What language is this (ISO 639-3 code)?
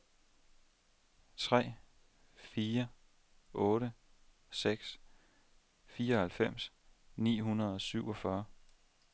dan